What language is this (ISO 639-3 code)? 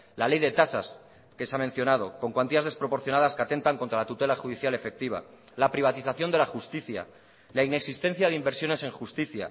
spa